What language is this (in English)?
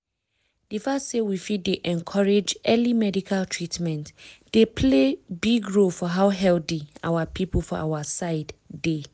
Nigerian Pidgin